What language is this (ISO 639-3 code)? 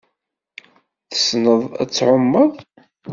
kab